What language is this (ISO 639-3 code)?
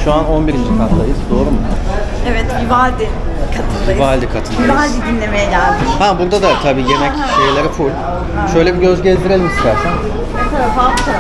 tur